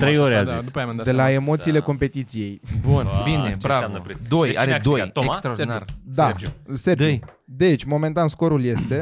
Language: Romanian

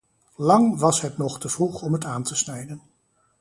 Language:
Dutch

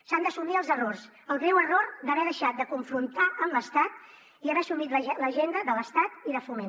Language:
Catalan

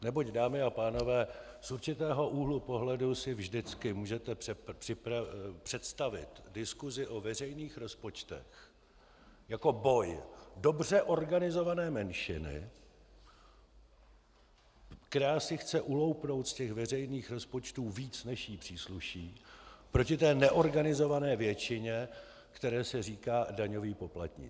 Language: Czech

